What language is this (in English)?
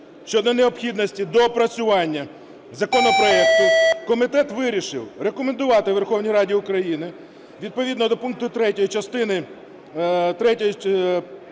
Ukrainian